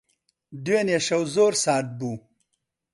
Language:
Central Kurdish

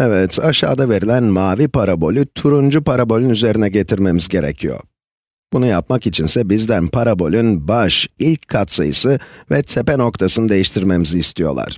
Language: Turkish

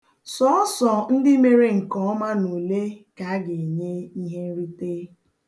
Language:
Igbo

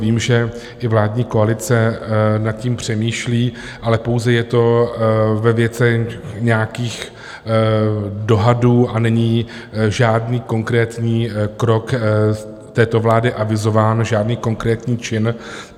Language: Czech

